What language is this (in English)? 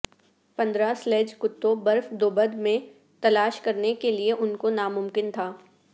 Urdu